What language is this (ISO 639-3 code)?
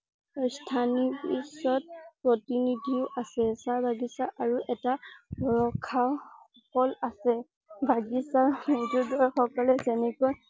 asm